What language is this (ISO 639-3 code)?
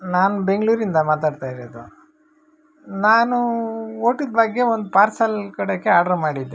kan